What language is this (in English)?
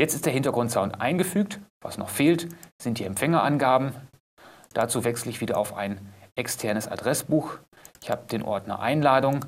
German